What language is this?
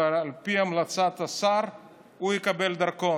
Hebrew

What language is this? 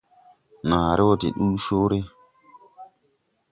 Tupuri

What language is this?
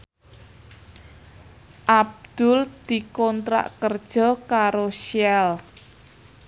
Javanese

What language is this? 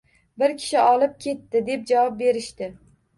Uzbek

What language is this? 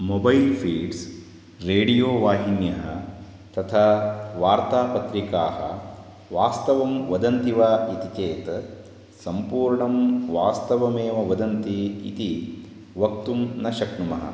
Sanskrit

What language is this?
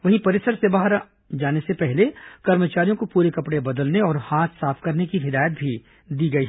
Hindi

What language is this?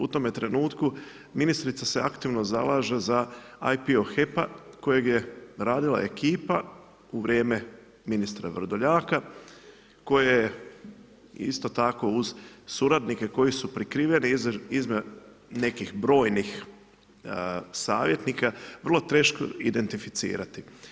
Croatian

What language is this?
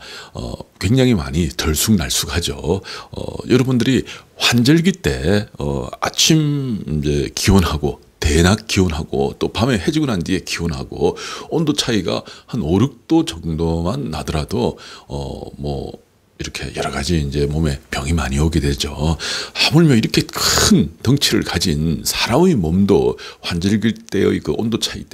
Korean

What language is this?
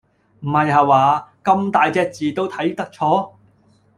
Cantonese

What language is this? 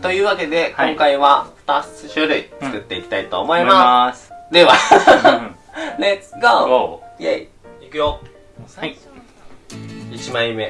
Japanese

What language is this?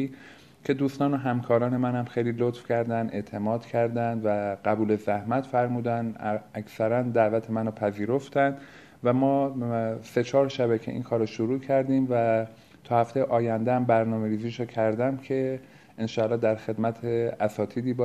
Persian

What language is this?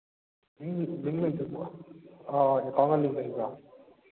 Manipuri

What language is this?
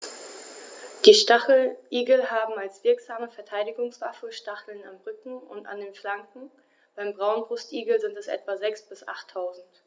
German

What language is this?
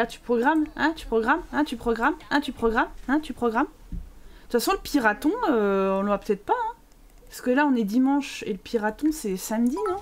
French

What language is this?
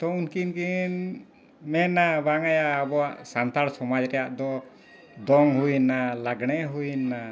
Santali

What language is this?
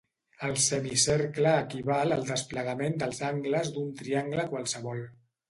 Catalan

